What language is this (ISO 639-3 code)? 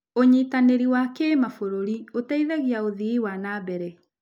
kik